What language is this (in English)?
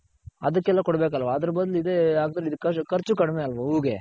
Kannada